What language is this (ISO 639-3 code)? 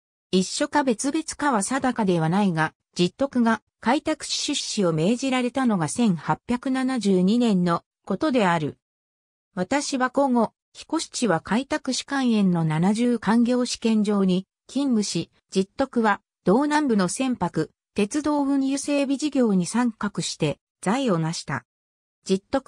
jpn